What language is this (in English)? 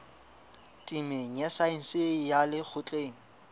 Southern Sotho